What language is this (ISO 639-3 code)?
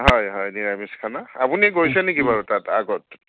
asm